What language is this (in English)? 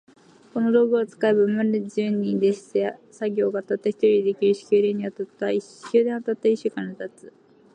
Japanese